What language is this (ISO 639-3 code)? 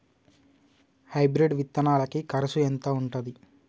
tel